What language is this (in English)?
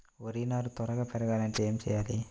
Telugu